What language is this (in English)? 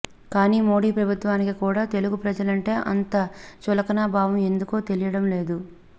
Telugu